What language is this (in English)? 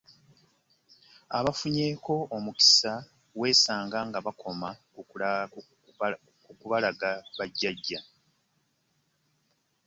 Ganda